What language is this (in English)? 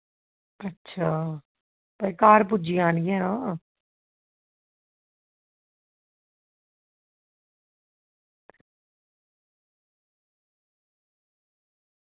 Dogri